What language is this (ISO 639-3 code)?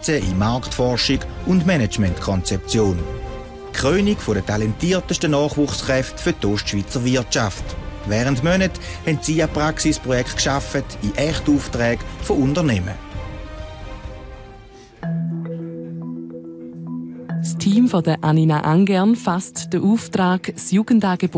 deu